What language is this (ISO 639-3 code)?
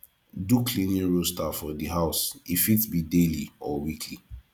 pcm